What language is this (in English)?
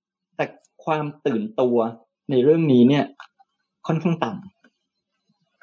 Thai